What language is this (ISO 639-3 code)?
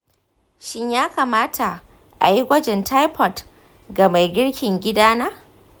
hau